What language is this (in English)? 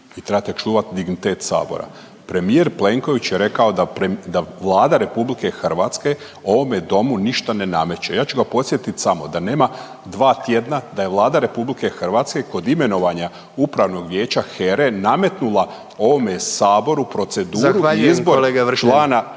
Croatian